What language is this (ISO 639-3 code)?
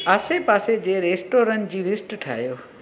snd